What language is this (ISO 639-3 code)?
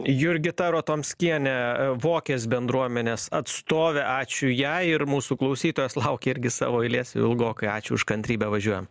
lit